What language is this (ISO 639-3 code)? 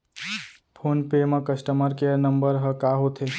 hne